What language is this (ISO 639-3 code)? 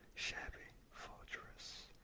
eng